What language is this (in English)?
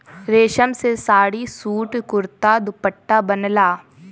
Bhojpuri